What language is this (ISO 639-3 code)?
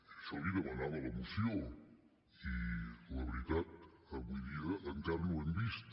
cat